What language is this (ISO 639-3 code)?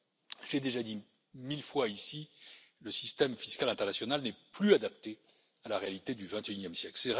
fra